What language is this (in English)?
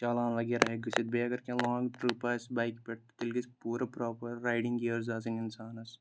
Kashmiri